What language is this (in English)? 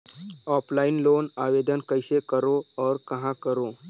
Chhattisgarhi